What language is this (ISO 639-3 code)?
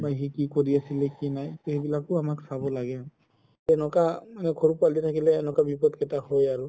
asm